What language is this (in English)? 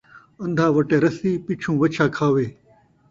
Saraiki